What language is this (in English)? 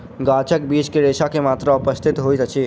Maithili